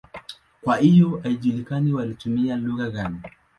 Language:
Swahili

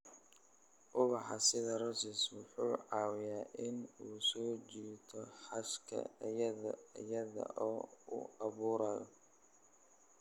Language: Somali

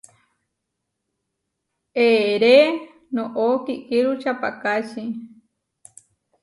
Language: Huarijio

